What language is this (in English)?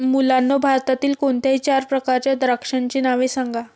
Marathi